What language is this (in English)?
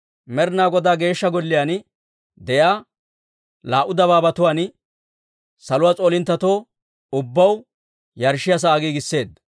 Dawro